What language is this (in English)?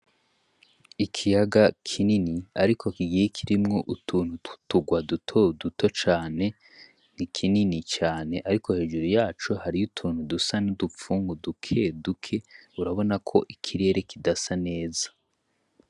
Rundi